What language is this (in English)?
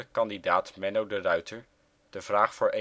Dutch